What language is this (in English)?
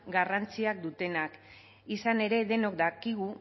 Basque